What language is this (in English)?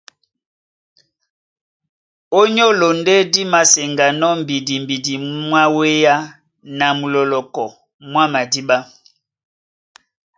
Duala